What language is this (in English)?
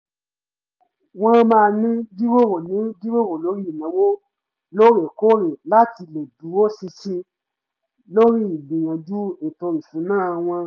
Yoruba